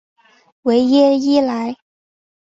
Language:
Chinese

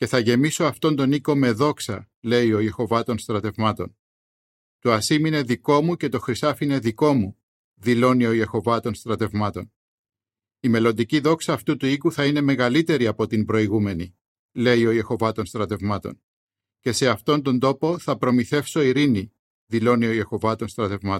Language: Greek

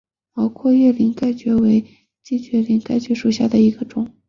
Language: Chinese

